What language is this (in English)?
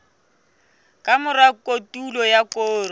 Southern Sotho